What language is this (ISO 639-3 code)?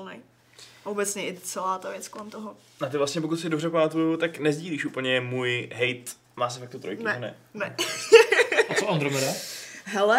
ces